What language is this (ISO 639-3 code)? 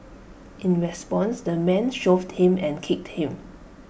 eng